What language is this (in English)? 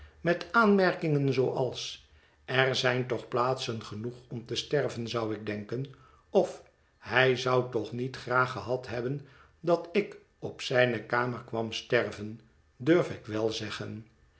Dutch